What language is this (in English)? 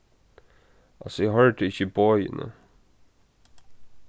Faroese